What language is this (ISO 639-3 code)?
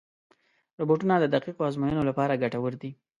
pus